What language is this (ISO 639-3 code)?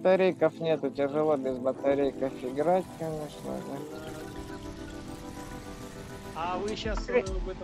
rus